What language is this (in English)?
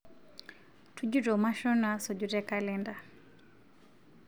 Masai